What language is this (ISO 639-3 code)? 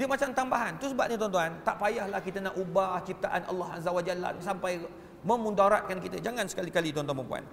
msa